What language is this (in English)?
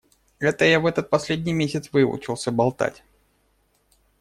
Russian